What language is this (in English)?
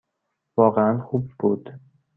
Persian